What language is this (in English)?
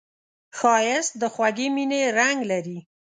Pashto